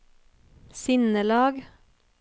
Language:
Norwegian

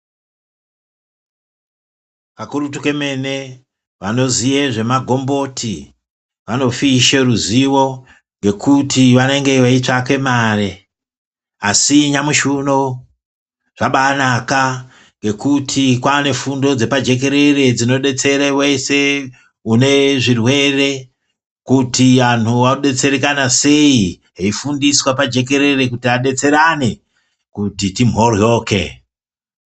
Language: Ndau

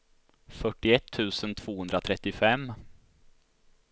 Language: Swedish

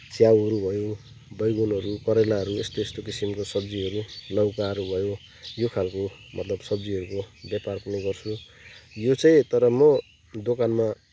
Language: Nepali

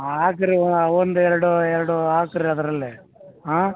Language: Kannada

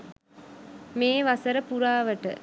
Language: Sinhala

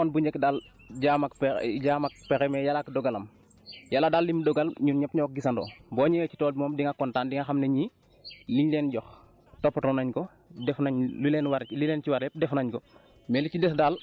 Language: Wolof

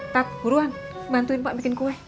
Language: Indonesian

